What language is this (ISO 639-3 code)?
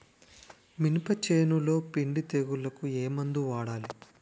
tel